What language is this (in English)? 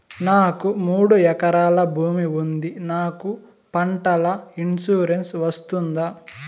Telugu